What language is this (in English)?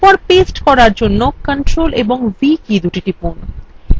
Bangla